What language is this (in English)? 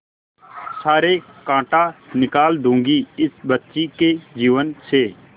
Hindi